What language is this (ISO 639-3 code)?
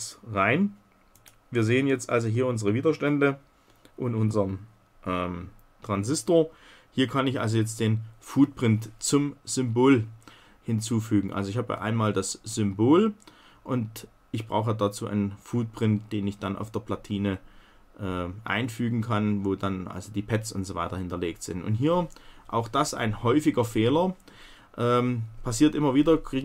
deu